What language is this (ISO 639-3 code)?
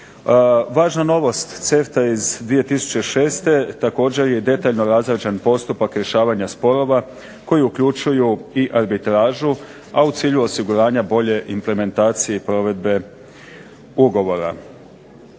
hrv